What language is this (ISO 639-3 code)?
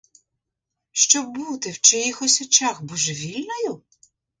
ukr